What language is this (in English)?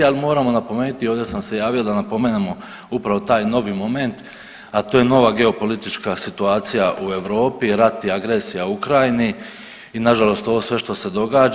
Croatian